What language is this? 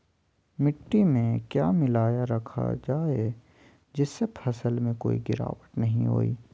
Magahi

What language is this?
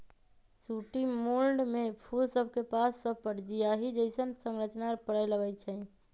Magahi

